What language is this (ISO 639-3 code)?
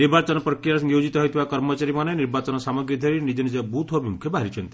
ori